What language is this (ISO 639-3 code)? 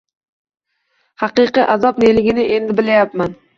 uzb